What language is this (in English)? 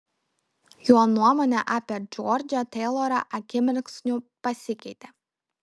Lithuanian